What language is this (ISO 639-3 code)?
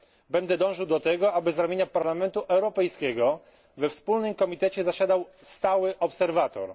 pol